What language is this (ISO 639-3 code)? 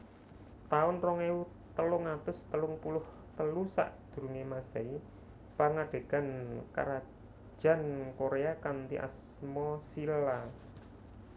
jav